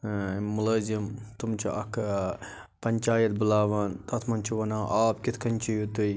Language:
Kashmiri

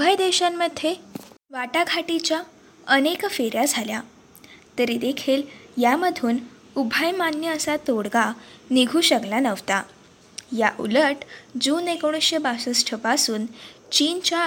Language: Marathi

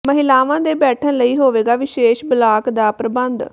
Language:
Punjabi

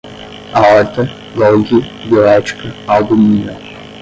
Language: Portuguese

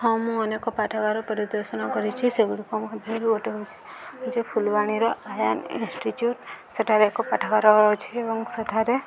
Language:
Odia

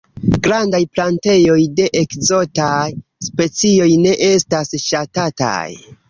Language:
Esperanto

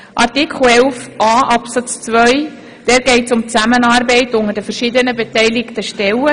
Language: Swiss German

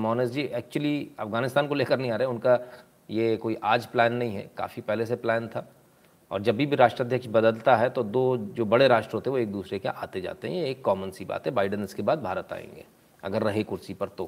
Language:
Hindi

